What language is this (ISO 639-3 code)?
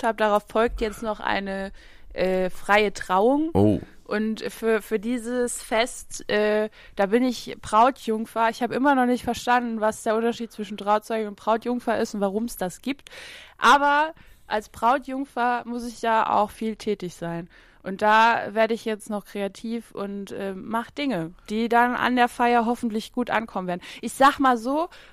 deu